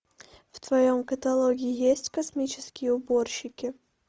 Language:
Russian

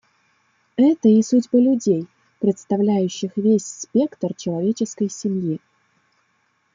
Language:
Russian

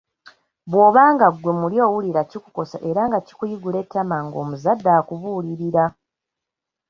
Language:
Ganda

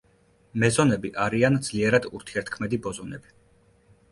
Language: Georgian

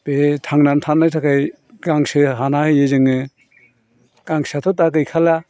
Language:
Bodo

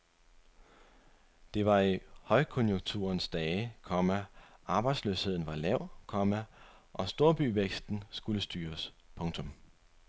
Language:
Danish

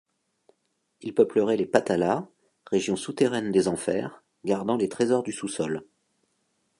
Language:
French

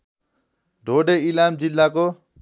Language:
Nepali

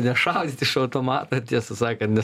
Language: Lithuanian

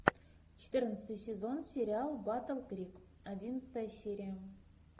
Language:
Russian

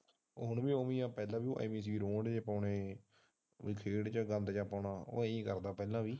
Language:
Punjabi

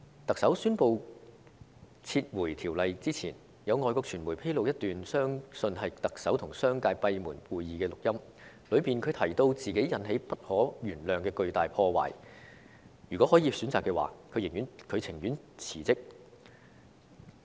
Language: Cantonese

